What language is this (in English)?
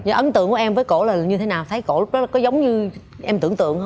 Vietnamese